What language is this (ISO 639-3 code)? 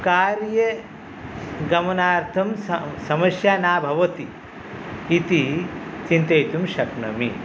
san